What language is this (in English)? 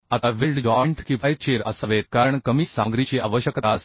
Marathi